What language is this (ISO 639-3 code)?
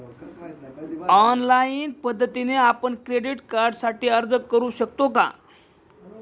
mar